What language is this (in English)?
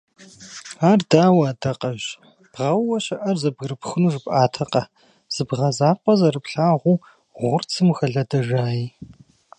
Kabardian